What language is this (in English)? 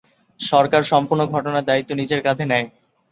Bangla